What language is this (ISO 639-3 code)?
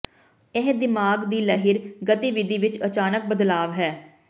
pan